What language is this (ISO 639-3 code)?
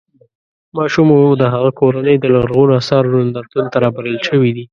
pus